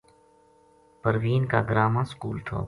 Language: Gujari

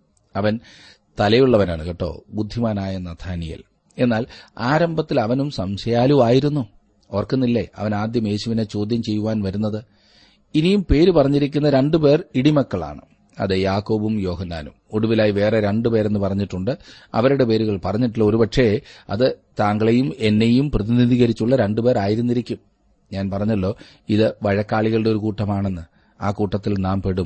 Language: Malayalam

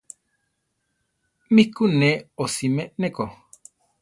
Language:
Central Tarahumara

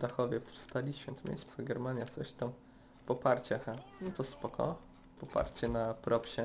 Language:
Polish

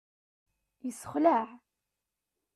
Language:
Kabyle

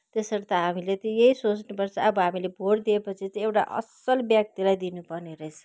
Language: Nepali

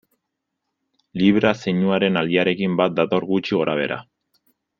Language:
Basque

